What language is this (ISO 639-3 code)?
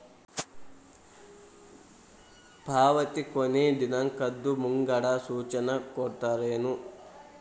kan